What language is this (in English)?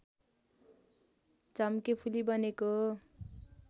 Nepali